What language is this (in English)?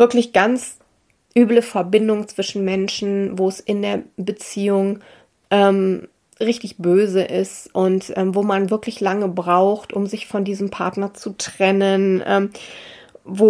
German